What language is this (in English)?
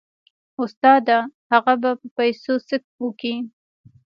Pashto